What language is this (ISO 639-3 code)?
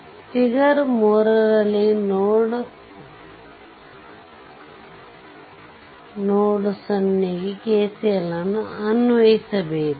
kan